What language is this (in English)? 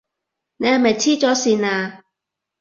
Cantonese